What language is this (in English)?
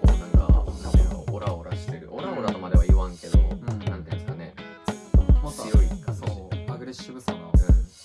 Japanese